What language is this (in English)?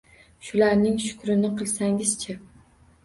Uzbek